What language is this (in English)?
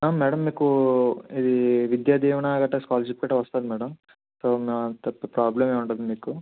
Telugu